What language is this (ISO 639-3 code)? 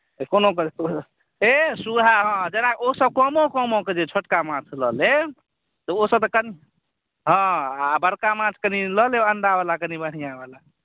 mai